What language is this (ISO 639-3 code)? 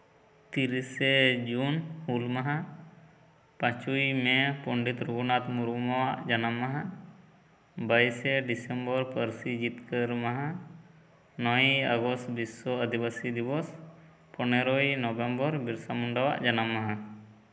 sat